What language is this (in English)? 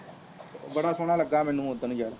Punjabi